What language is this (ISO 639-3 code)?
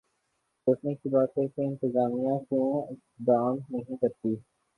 urd